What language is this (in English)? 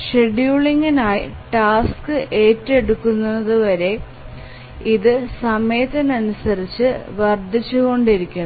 Malayalam